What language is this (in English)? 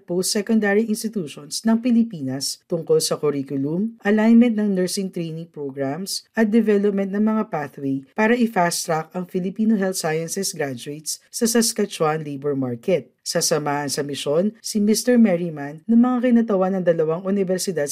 Filipino